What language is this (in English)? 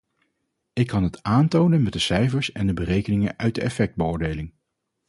Dutch